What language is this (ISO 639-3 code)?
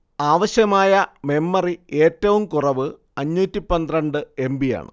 mal